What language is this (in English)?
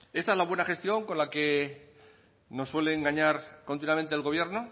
Spanish